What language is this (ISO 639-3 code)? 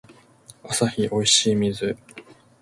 jpn